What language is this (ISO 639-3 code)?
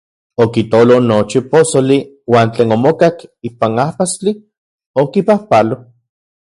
ncx